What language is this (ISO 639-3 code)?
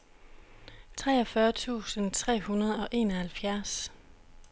dan